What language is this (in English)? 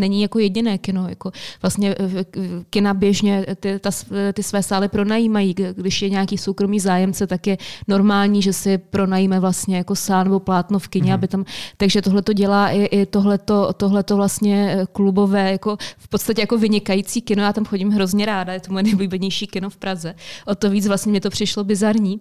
Czech